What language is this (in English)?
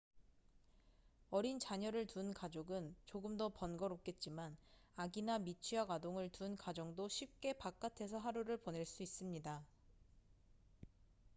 Korean